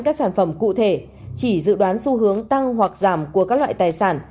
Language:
Vietnamese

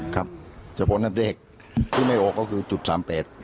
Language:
Thai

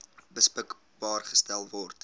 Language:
Afrikaans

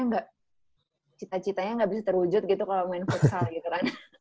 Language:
Indonesian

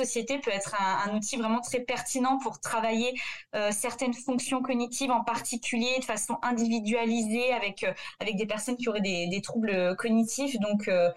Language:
French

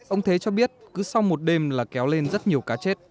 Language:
Vietnamese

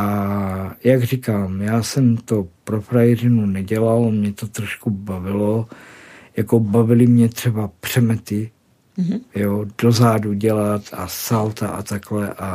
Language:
Czech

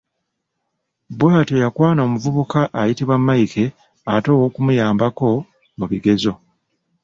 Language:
Ganda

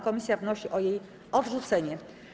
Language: Polish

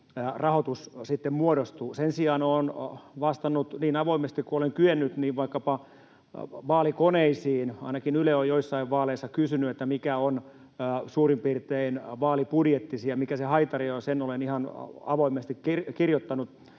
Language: Finnish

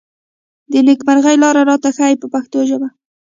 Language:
Pashto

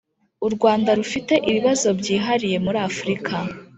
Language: Kinyarwanda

